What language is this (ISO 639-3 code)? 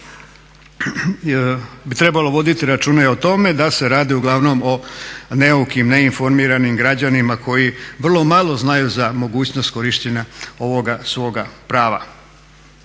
hrv